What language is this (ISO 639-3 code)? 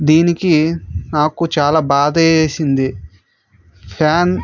tel